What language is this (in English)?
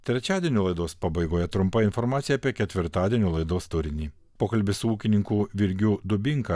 Lithuanian